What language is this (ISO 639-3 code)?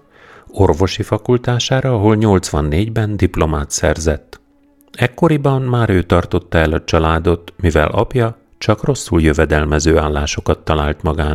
hun